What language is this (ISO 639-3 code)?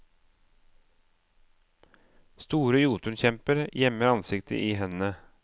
nor